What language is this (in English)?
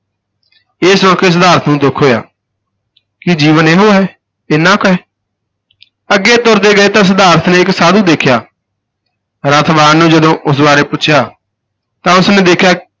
Punjabi